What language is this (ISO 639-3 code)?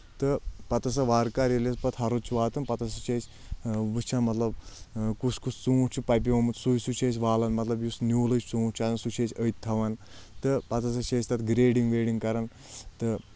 kas